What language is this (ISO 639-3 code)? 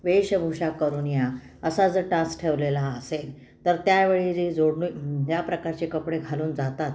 mar